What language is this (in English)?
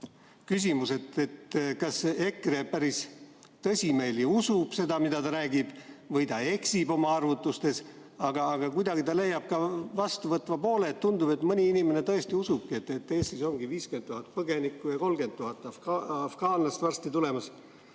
Estonian